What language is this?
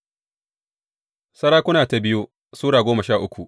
Hausa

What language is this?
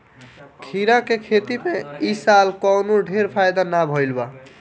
Bhojpuri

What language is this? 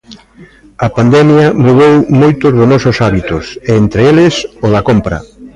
Galician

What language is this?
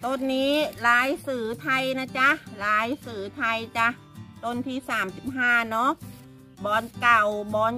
Thai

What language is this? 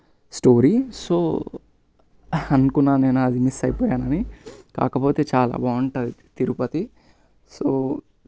Telugu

